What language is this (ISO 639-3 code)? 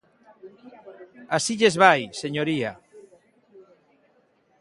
glg